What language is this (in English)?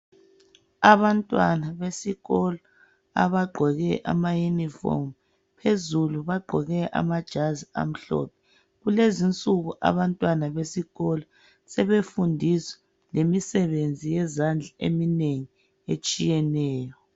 North Ndebele